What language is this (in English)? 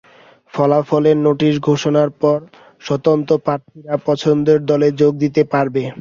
Bangla